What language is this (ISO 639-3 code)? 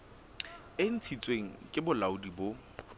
sot